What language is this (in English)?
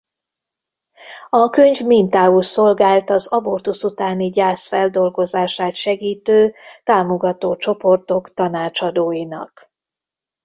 Hungarian